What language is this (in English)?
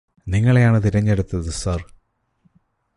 Malayalam